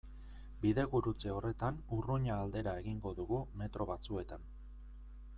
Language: Basque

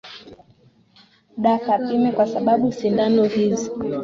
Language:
Swahili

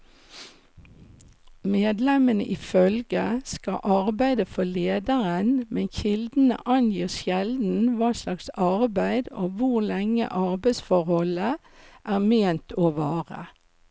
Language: Norwegian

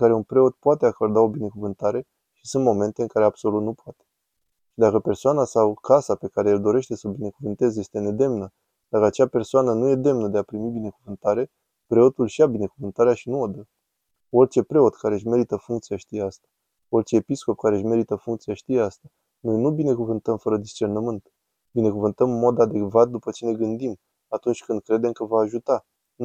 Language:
Romanian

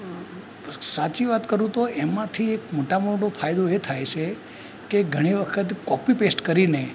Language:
Gujarati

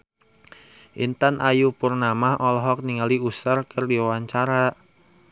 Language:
Sundanese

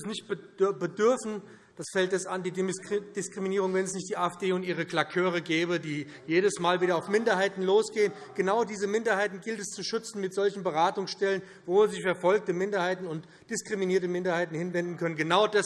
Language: German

